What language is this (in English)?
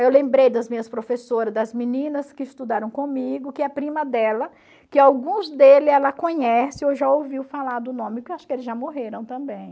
Portuguese